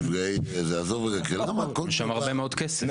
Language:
Hebrew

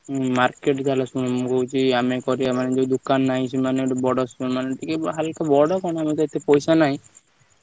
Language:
Odia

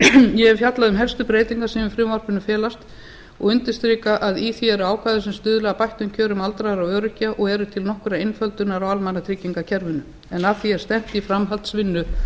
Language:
Icelandic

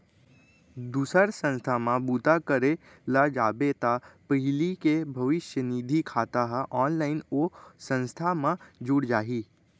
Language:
Chhattisgarhi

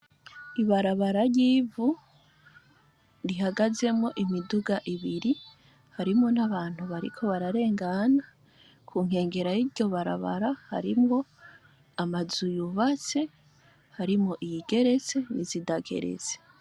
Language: Rundi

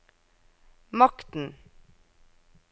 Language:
Norwegian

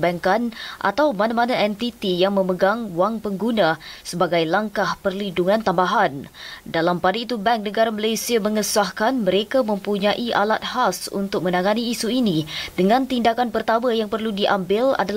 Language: Malay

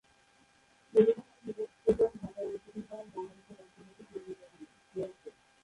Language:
Bangla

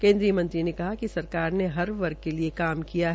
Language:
Hindi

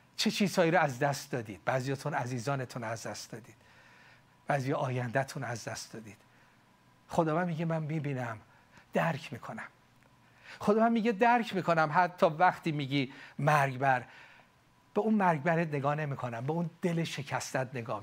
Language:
Persian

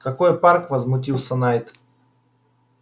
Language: Russian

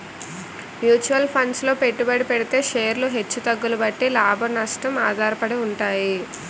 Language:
Telugu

